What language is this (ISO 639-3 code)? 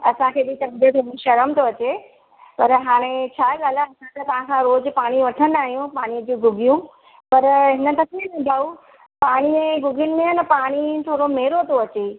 snd